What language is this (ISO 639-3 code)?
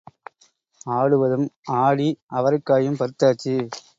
tam